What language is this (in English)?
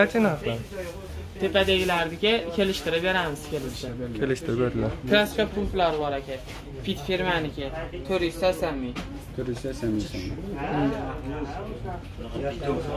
Turkish